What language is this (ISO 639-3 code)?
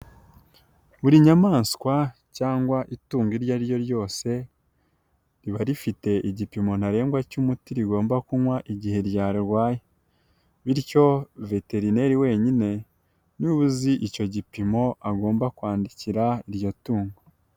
kin